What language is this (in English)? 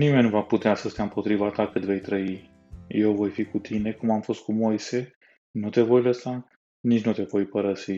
Romanian